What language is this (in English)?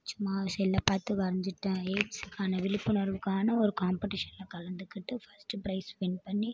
Tamil